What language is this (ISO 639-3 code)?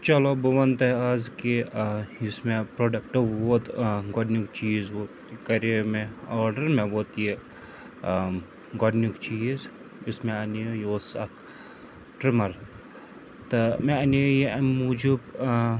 kas